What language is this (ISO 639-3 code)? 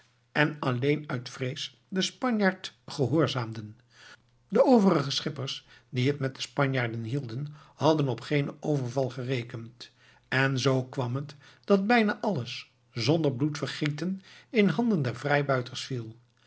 nld